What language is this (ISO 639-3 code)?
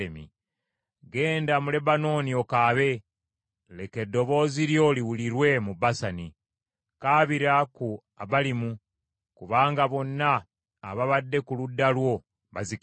lug